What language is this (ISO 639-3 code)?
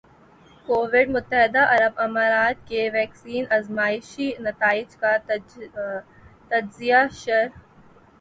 urd